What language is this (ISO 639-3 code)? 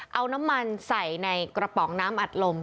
tha